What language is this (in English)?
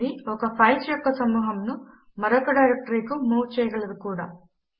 Telugu